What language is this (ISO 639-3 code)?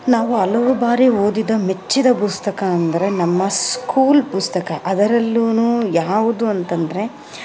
kan